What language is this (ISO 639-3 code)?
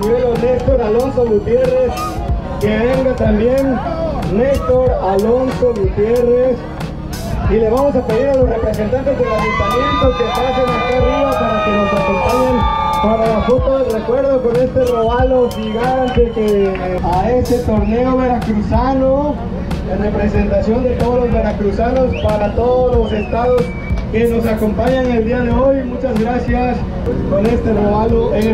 spa